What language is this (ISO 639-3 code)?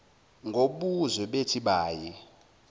zul